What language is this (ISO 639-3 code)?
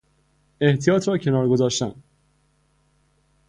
fas